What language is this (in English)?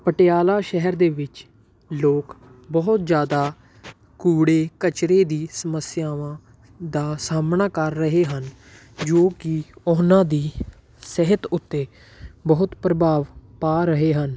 Punjabi